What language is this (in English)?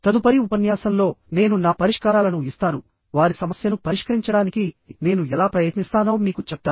Telugu